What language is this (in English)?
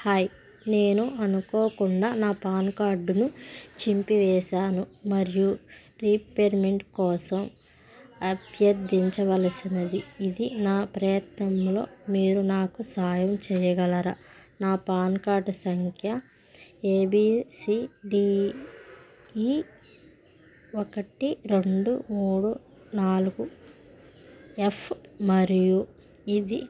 Telugu